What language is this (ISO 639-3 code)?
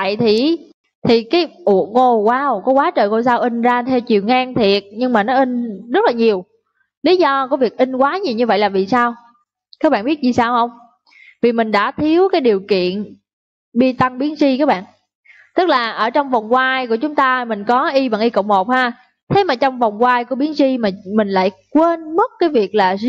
vie